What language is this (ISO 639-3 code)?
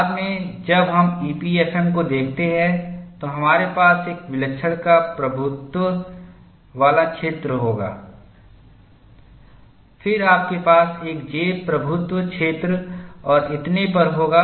hin